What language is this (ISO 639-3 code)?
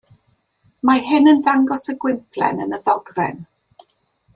cym